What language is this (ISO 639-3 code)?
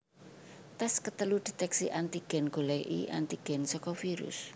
jav